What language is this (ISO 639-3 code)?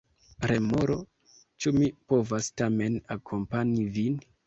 epo